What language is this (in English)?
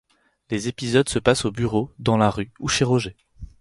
French